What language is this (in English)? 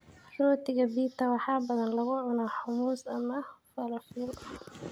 Somali